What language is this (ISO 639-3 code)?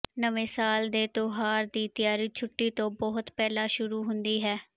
pan